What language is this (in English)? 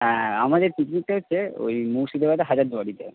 Bangla